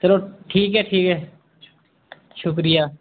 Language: Dogri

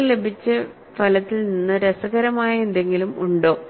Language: Malayalam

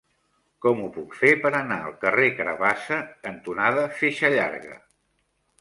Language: Catalan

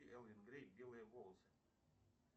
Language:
Russian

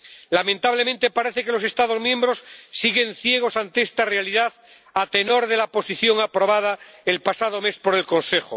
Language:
Spanish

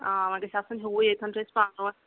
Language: Kashmiri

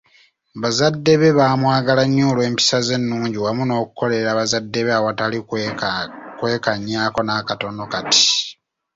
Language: Ganda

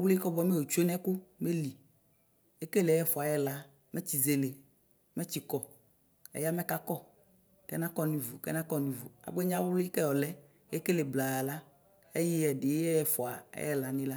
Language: Ikposo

